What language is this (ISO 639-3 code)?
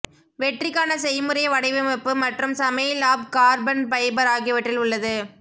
tam